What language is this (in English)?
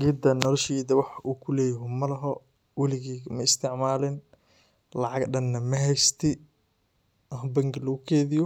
Somali